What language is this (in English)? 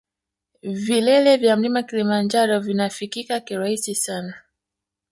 Swahili